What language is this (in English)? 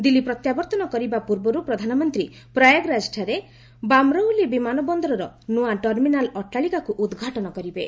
Odia